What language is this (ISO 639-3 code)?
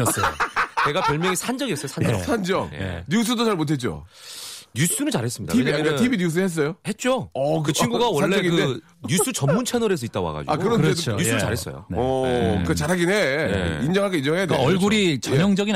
kor